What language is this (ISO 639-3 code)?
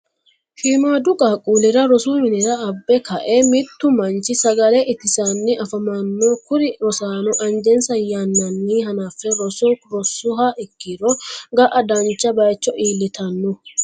sid